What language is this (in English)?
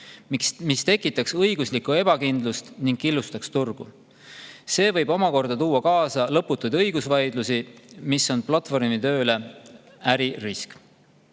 Estonian